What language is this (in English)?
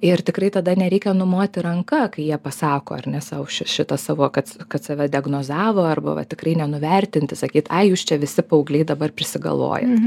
Lithuanian